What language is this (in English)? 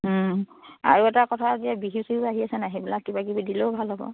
Assamese